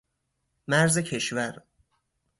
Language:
Persian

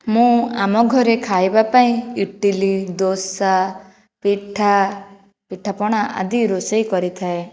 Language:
Odia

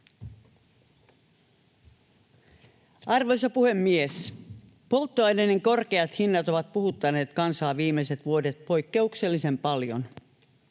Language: Finnish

